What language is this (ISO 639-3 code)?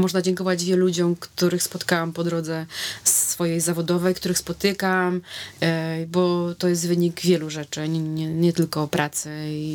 pol